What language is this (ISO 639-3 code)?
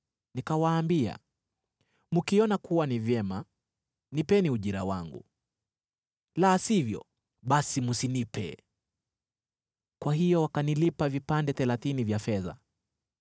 swa